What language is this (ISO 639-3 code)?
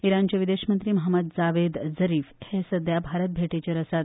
kok